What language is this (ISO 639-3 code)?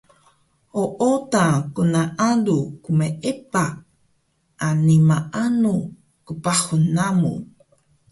trv